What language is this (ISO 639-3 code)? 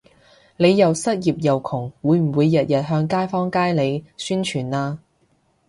yue